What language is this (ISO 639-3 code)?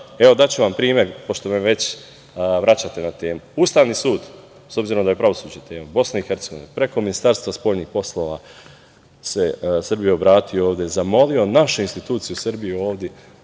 srp